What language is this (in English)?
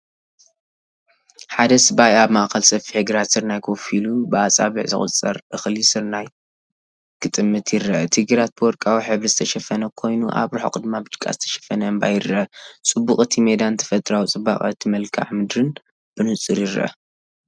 Tigrinya